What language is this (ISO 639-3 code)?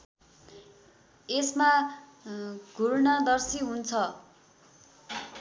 nep